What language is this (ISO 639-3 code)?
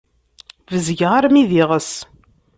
kab